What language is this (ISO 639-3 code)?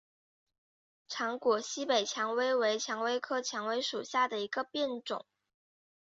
zho